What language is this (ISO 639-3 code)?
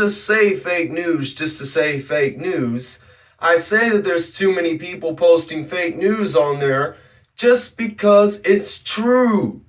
eng